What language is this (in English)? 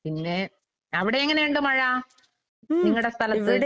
Malayalam